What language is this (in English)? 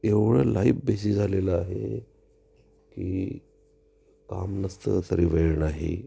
Marathi